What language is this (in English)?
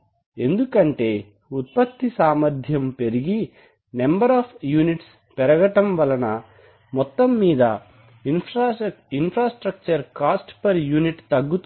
Telugu